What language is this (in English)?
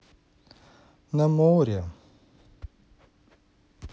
Russian